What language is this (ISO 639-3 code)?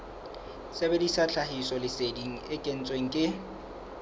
sot